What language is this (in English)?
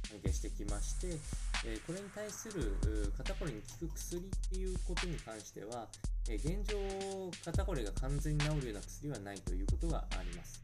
Japanese